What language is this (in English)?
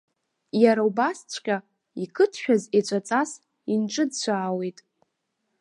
Abkhazian